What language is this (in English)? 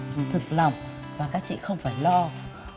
Vietnamese